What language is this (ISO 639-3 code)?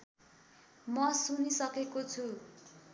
nep